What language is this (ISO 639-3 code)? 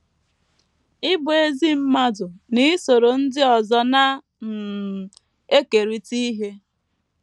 ibo